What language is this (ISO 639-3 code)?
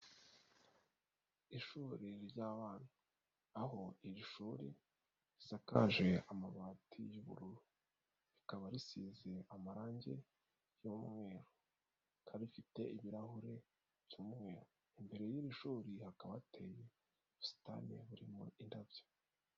kin